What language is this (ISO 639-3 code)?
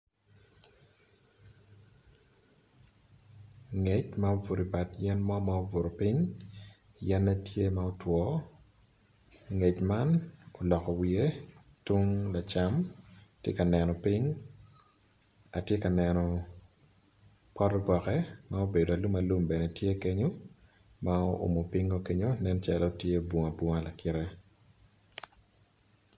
ach